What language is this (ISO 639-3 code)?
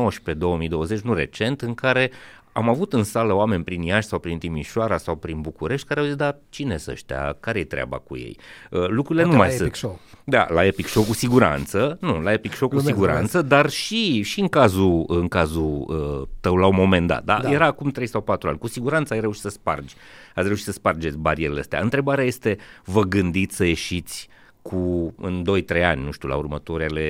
ron